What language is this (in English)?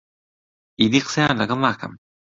Central Kurdish